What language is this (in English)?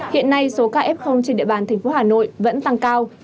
Vietnamese